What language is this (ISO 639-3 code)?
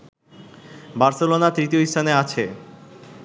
ben